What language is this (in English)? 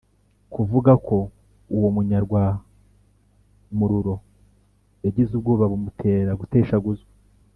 Kinyarwanda